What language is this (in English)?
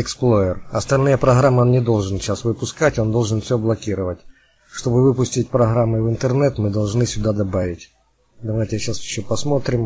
Russian